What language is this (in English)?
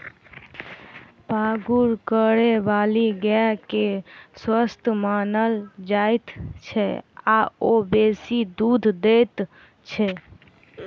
Maithili